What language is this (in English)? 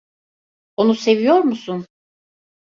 Turkish